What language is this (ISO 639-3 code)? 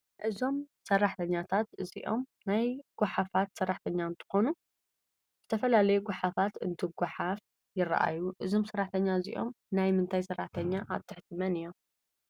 tir